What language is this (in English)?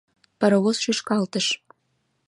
Mari